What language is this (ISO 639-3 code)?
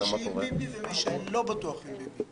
heb